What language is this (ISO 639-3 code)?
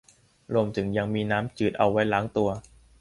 tha